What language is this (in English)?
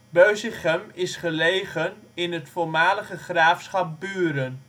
Dutch